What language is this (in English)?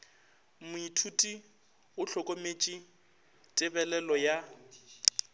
Northern Sotho